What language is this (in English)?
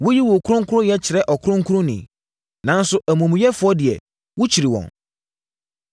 Akan